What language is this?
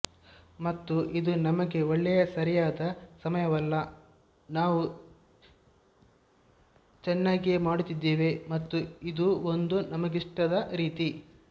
Kannada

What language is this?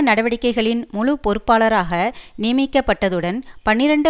Tamil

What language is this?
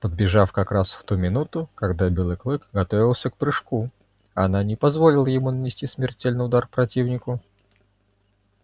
Russian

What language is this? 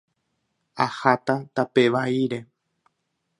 Guarani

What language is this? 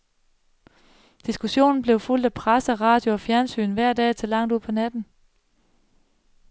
Danish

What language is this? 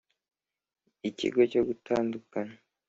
Kinyarwanda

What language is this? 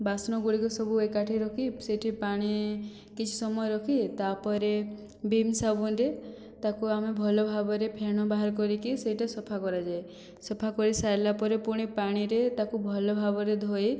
Odia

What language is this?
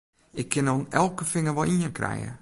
Western Frisian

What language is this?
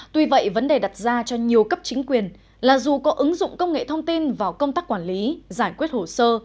Vietnamese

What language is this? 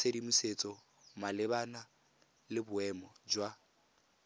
Tswana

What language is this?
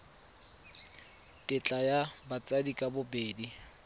Tswana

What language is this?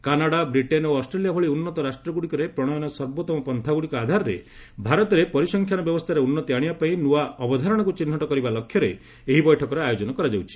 Odia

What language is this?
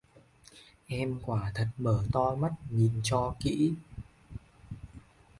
Vietnamese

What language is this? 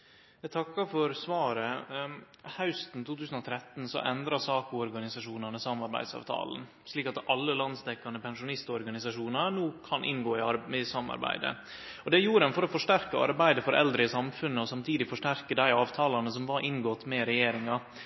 Norwegian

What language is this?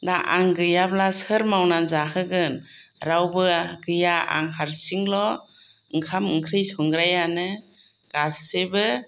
Bodo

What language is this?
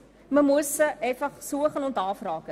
Swiss German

